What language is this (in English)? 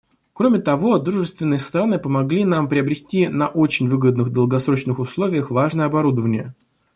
Russian